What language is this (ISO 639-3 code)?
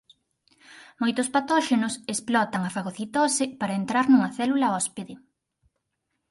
glg